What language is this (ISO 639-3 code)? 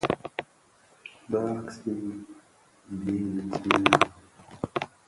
ksf